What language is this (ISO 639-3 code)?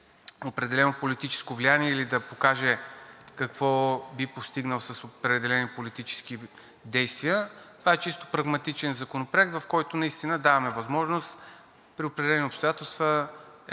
bul